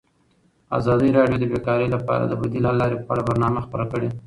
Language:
Pashto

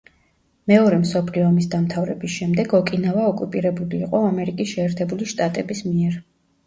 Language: Georgian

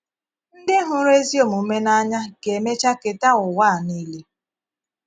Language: Igbo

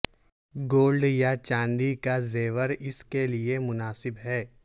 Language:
Urdu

